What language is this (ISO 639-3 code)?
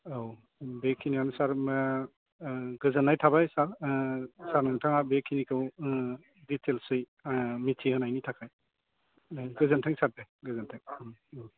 brx